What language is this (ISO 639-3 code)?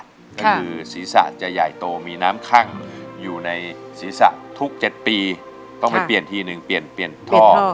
tha